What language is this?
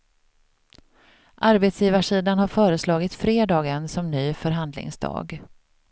Swedish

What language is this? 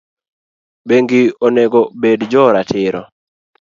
Luo (Kenya and Tanzania)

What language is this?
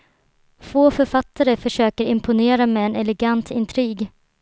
Swedish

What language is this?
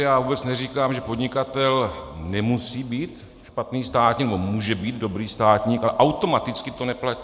Czech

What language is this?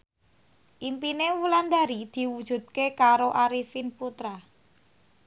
Javanese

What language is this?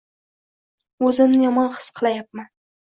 Uzbek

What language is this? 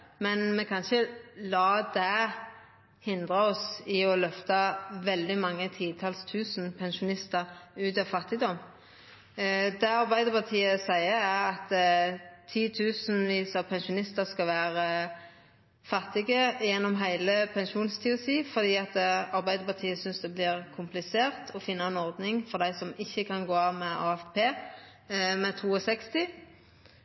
Norwegian Nynorsk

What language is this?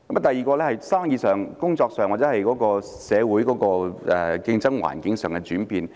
Cantonese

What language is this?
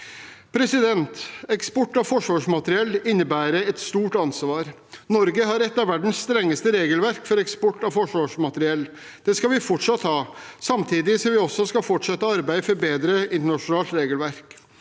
Norwegian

